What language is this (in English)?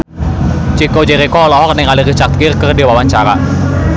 Sundanese